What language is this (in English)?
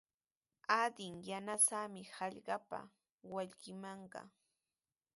Sihuas Ancash Quechua